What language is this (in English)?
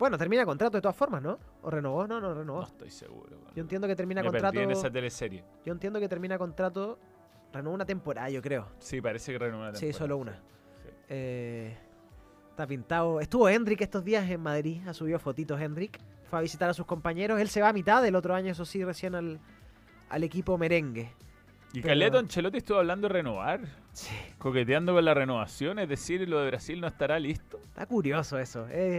Spanish